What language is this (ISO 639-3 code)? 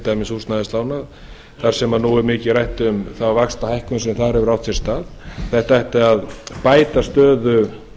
isl